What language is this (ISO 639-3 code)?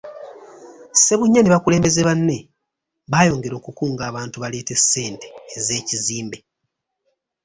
lug